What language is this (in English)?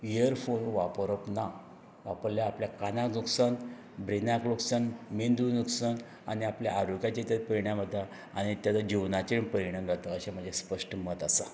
Konkani